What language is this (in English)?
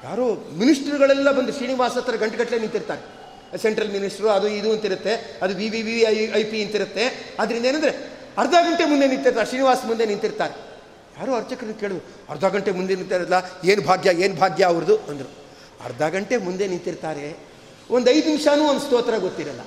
Kannada